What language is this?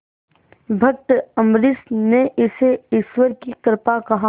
Hindi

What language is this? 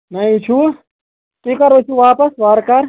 Kashmiri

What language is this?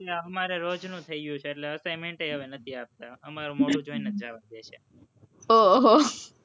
Gujarati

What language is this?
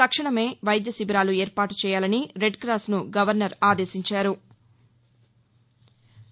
Telugu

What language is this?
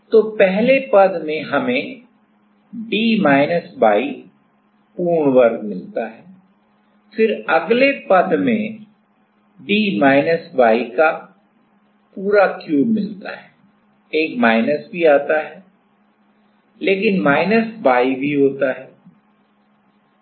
Hindi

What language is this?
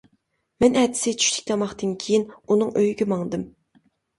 Uyghur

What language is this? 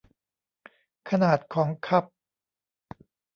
Thai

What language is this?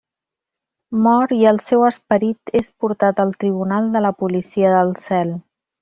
Catalan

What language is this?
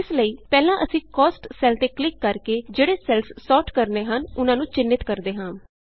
Punjabi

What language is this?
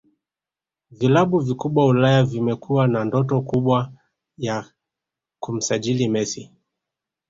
Swahili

